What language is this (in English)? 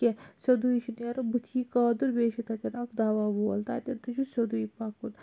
Kashmiri